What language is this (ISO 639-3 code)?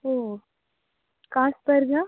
san